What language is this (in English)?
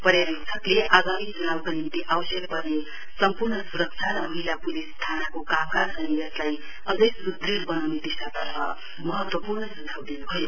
Nepali